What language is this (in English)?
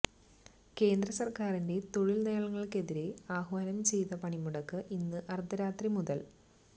Malayalam